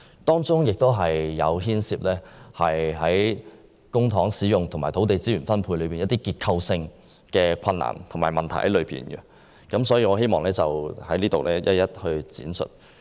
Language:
Cantonese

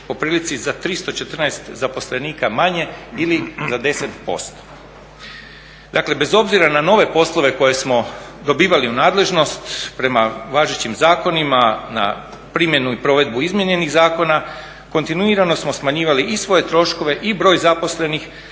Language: Croatian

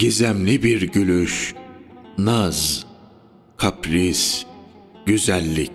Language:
Turkish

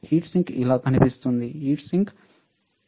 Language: Telugu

